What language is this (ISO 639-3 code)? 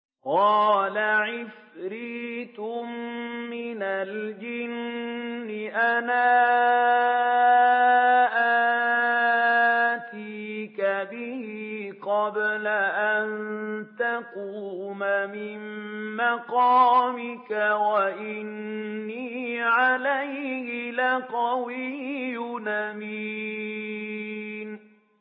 ara